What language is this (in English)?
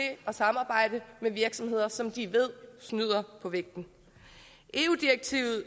Danish